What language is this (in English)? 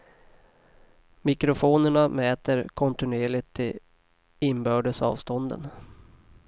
Swedish